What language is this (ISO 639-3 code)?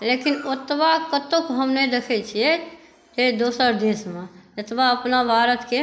mai